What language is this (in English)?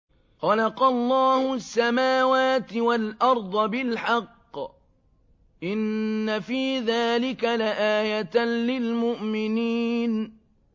Arabic